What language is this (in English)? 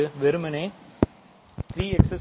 Tamil